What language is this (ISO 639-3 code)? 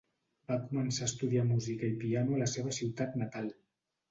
cat